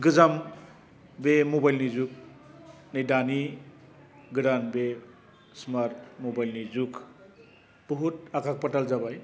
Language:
Bodo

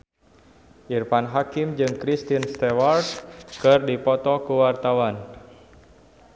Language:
Sundanese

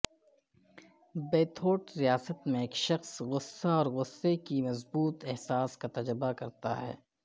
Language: Urdu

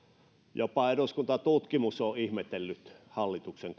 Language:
Finnish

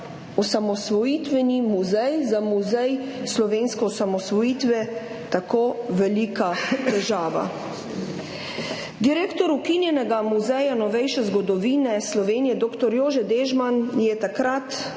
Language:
Slovenian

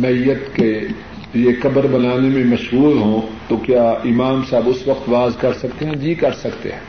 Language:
Urdu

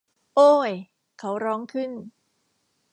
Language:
Thai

